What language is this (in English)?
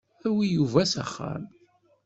Kabyle